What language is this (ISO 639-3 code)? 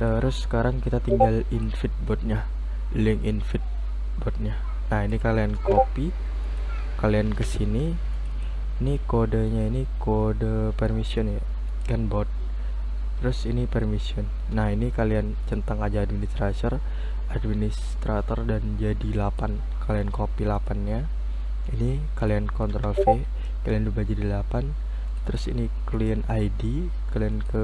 ind